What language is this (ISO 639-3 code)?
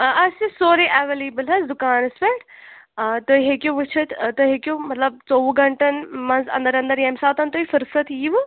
kas